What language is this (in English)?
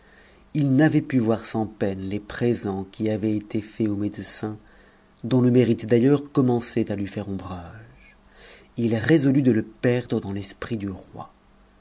French